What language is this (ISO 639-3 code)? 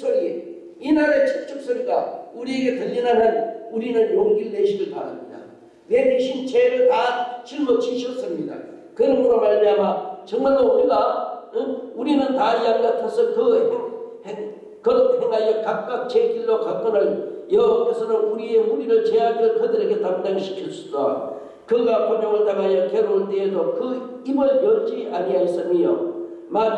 kor